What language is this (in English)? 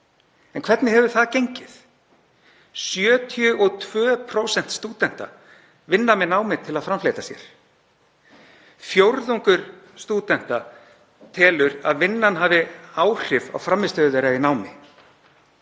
Icelandic